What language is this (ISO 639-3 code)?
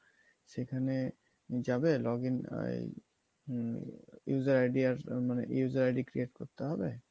ben